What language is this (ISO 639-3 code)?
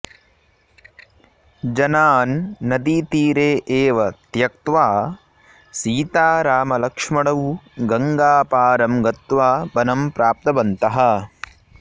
san